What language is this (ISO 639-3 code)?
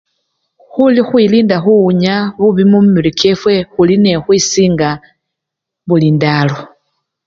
luy